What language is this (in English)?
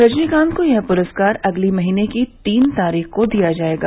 Hindi